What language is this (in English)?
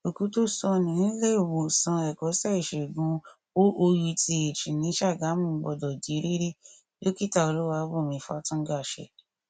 Yoruba